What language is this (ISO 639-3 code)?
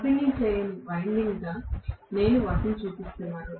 tel